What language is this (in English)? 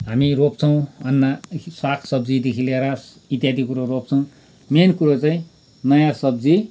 Nepali